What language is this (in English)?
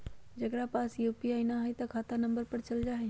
Magahi